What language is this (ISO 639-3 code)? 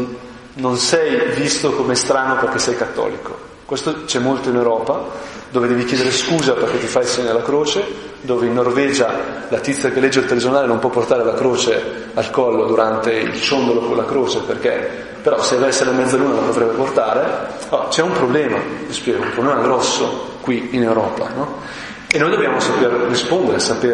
ita